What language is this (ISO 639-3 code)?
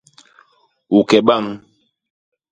bas